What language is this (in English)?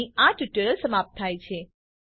Gujarati